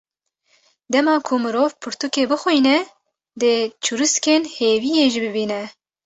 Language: Kurdish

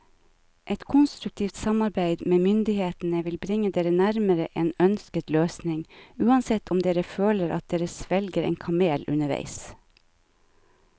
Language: Norwegian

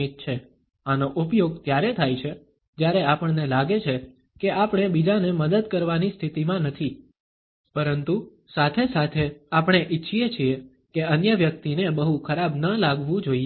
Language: Gujarati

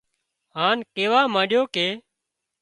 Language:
Wadiyara Koli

